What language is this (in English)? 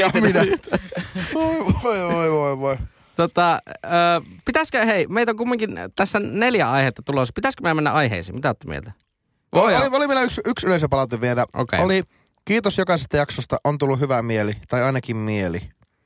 Finnish